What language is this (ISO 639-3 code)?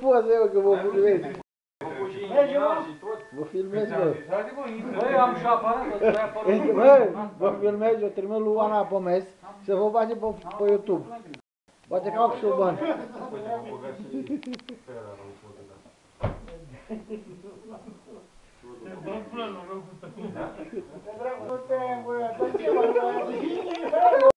ron